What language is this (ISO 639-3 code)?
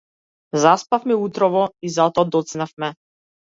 mkd